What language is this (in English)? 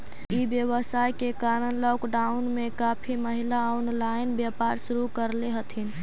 Magahi